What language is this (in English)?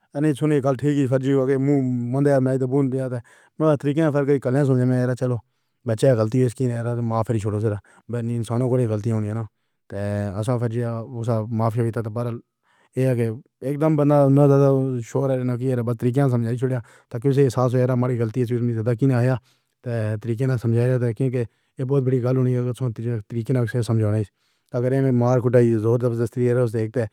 Pahari-Potwari